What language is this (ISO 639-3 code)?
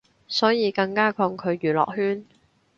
yue